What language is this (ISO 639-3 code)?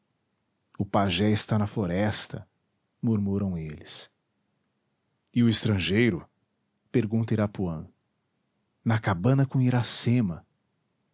por